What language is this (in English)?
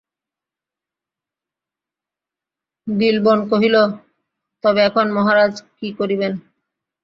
Bangla